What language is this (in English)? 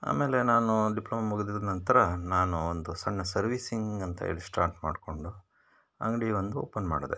Kannada